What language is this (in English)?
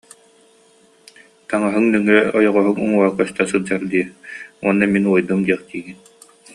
Yakut